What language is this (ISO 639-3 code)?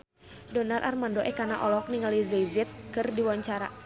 sun